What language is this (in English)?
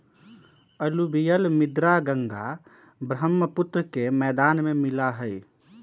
Magahi